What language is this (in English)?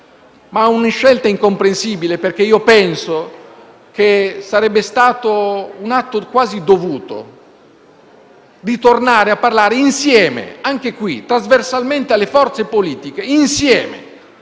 Italian